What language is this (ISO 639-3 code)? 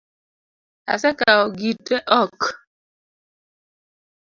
luo